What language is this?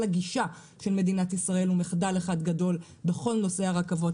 Hebrew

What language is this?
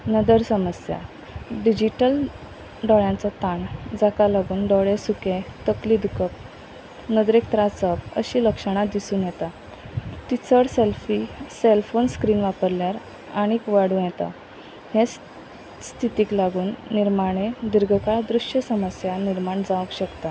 Konkani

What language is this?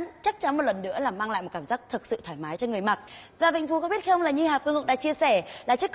Vietnamese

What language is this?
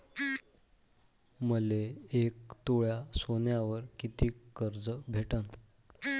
Marathi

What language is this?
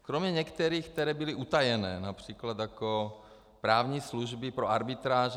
Czech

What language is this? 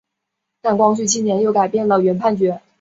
Chinese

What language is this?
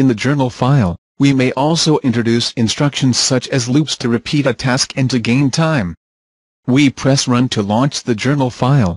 English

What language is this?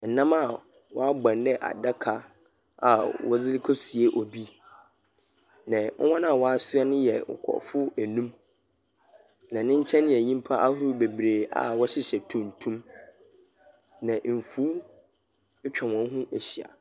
Akan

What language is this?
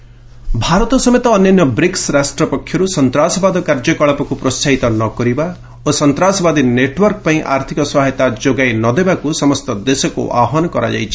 Odia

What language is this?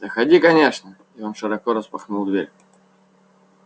Russian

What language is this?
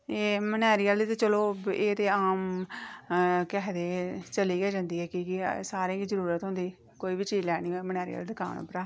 Dogri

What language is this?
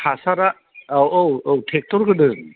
Bodo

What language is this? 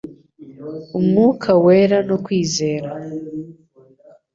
Kinyarwanda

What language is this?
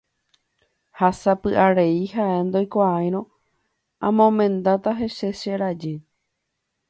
Guarani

